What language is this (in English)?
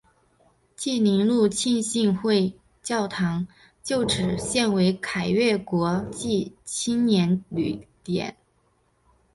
Chinese